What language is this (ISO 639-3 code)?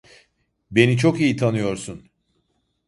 tur